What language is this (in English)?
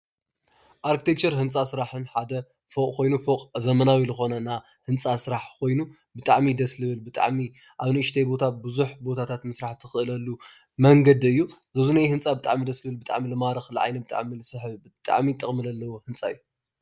Tigrinya